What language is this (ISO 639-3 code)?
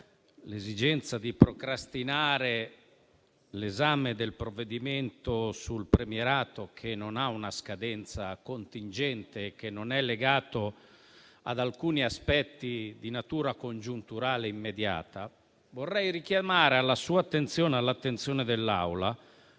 ita